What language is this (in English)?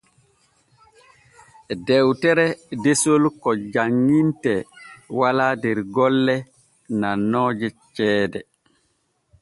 Borgu Fulfulde